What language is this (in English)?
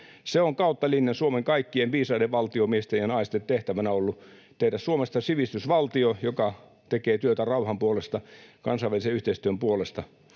Finnish